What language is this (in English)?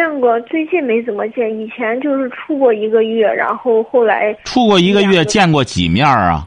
Chinese